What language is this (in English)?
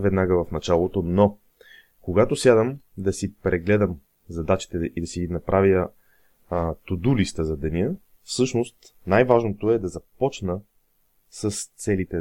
Bulgarian